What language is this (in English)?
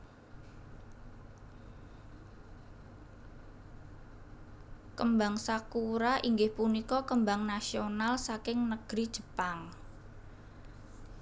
Javanese